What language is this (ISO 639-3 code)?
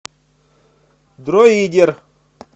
rus